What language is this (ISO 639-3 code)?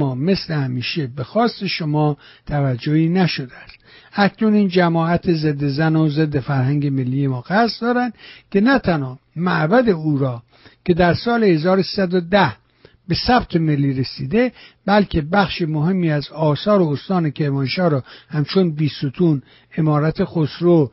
fas